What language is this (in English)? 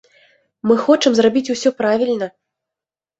Belarusian